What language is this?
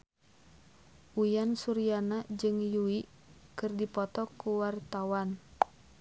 Sundanese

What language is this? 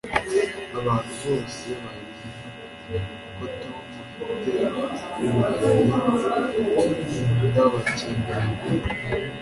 Kinyarwanda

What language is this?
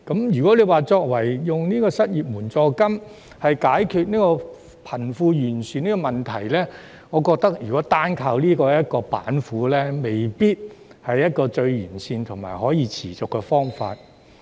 Cantonese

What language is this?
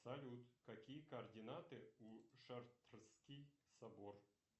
Russian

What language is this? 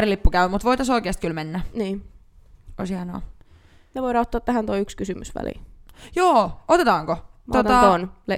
Finnish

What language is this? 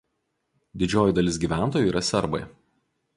Lithuanian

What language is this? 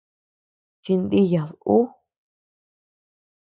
Tepeuxila Cuicatec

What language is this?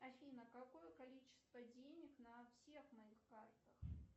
Russian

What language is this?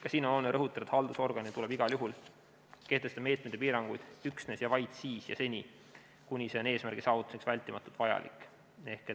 Estonian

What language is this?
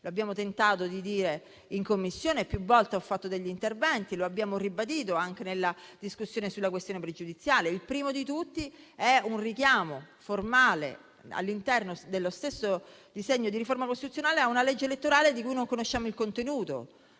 Italian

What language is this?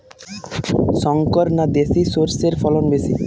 Bangla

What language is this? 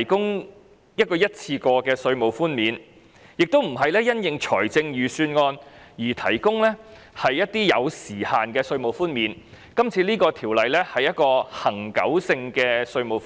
Cantonese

